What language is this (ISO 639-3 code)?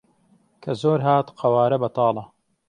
ckb